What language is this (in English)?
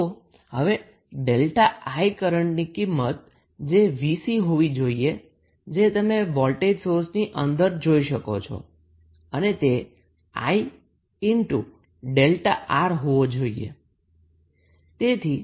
Gujarati